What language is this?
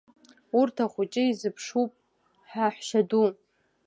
Abkhazian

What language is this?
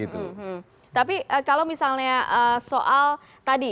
Indonesian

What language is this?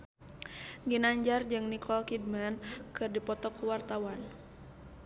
Sundanese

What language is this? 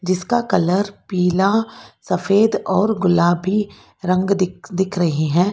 Hindi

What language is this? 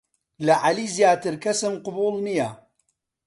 Central Kurdish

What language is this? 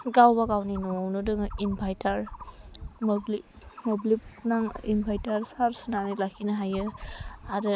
Bodo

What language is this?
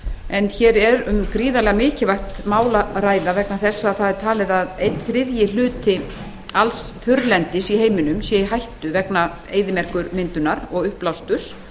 Icelandic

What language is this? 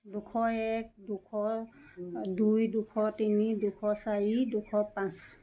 Assamese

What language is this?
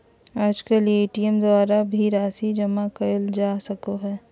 Magahi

